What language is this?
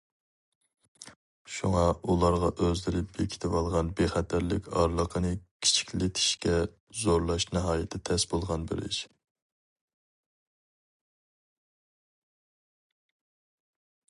Uyghur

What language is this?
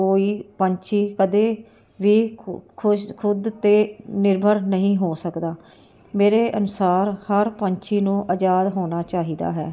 Punjabi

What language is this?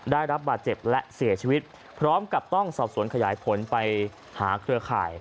Thai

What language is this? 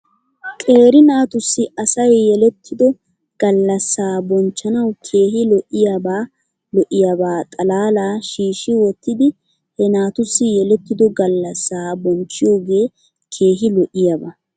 Wolaytta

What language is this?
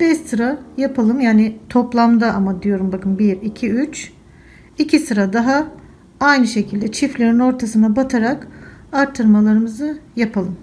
Turkish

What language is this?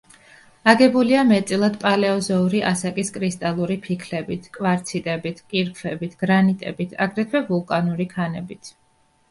Georgian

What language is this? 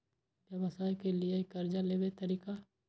Maithili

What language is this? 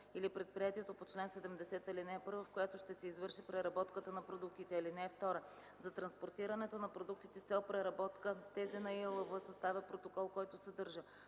Bulgarian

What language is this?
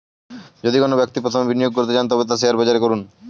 Bangla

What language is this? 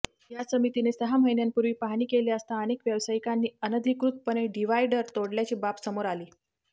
Marathi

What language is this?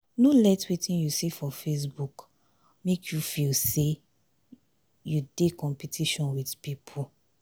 Nigerian Pidgin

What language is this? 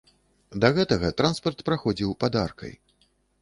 Belarusian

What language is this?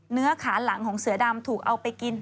Thai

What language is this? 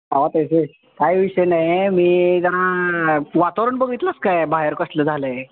Marathi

